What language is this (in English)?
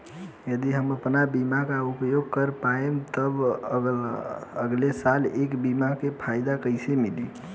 Bhojpuri